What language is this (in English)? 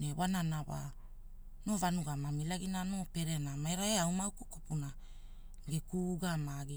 Hula